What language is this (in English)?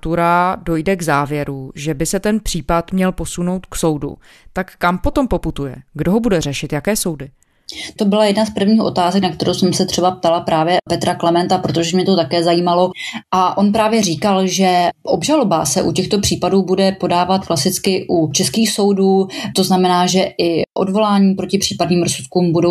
Czech